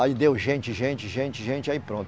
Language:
Portuguese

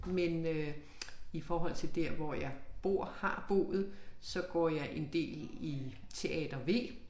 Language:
Danish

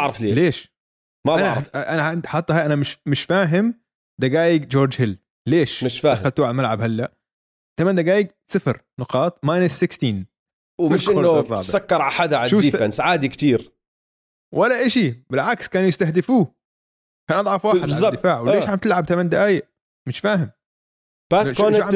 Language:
Arabic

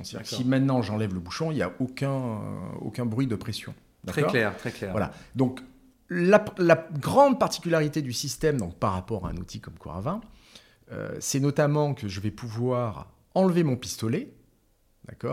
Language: French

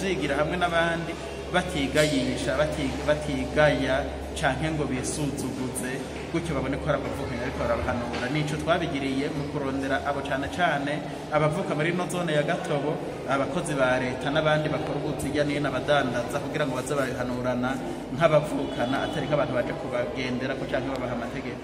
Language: Arabic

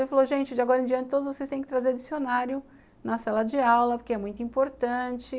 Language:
Portuguese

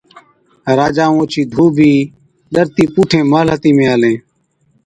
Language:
Od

